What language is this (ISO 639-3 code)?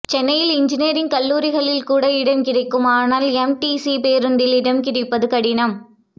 tam